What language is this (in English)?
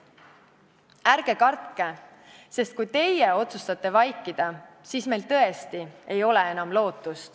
Estonian